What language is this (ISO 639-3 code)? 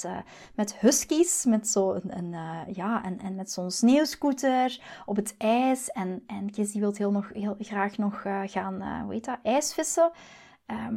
nld